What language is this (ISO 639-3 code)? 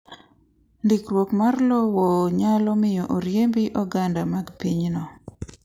luo